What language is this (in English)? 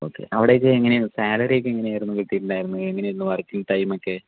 Malayalam